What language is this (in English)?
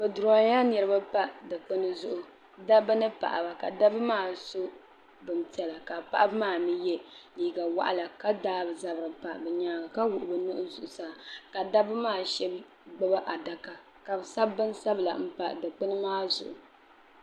Dagbani